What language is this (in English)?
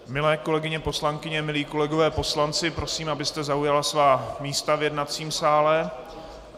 Czech